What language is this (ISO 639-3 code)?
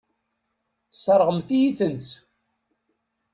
kab